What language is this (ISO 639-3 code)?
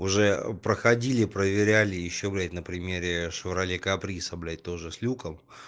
rus